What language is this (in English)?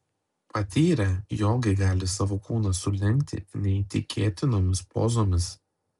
Lithuanian